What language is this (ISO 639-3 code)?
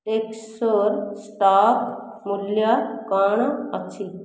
ori